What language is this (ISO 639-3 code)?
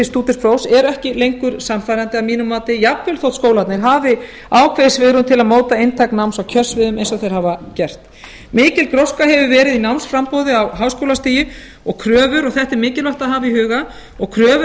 isl